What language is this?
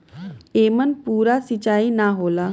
Bhojpuri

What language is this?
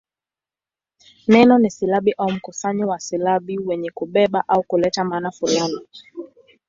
Swahili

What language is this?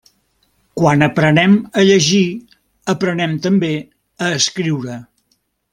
Catalan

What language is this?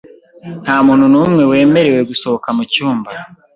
Kinyarwanda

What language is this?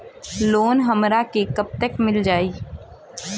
Bhojpuri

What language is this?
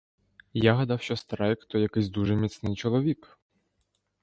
Ukrainian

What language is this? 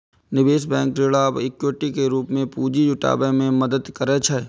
Maithili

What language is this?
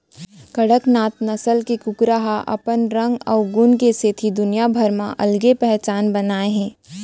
Chhattisgarhi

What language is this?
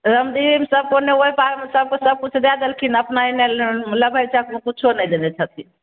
Maithili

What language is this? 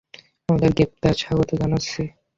Bangla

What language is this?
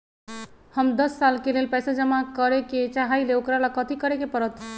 Magahi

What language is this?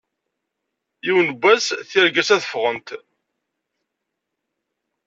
Kabyle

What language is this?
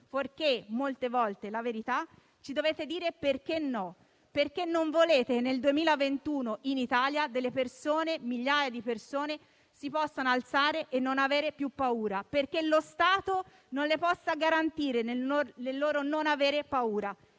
Italian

